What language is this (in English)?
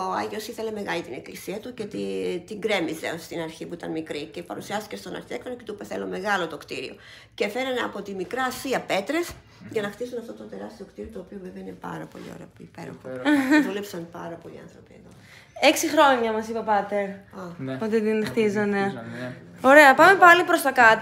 Greek